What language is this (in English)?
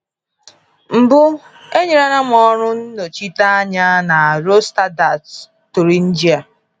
Igbo